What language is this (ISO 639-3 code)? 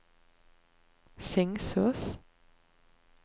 nor